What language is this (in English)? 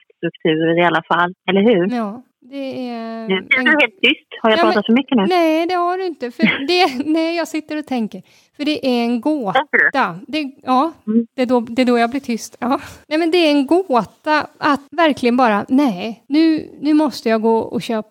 Swedish